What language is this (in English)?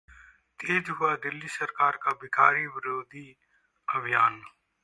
Hindi